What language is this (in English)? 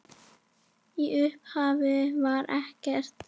Icelandic